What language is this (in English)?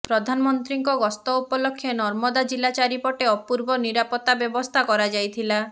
Odia